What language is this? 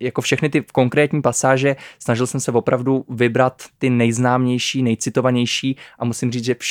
Czech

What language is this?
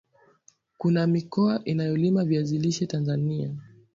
Swahili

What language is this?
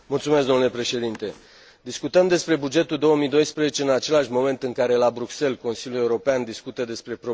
Romanian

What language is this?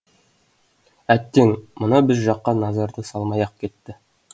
Kazakh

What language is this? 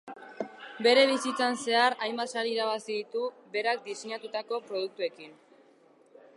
Basque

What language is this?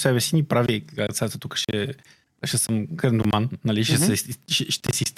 Bulgarian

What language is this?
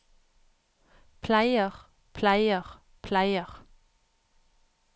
Norwegian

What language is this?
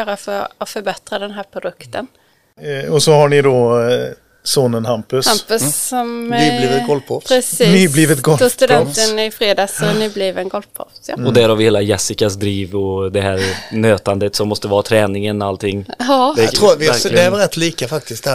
Swedish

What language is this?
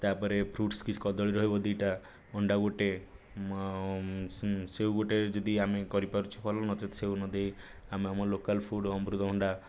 Odia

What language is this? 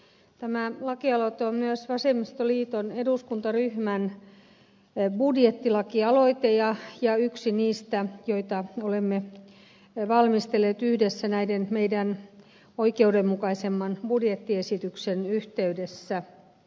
Finnish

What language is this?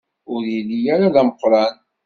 Kabyle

